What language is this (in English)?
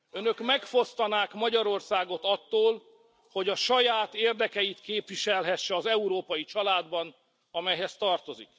Hungarian